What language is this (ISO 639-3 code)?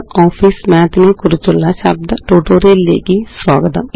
mal